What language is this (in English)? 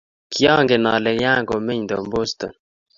Kalenjin